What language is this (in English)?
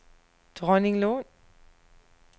Danish